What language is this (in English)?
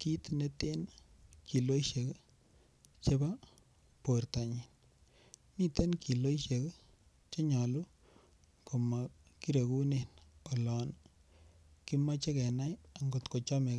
Kalenjin